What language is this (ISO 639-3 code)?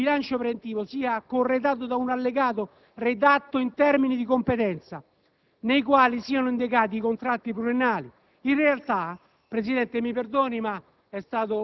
ita